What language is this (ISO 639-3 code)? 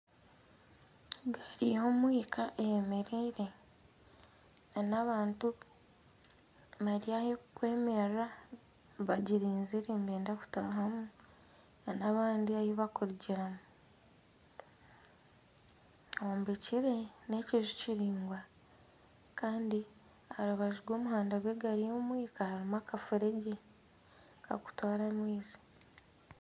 nyn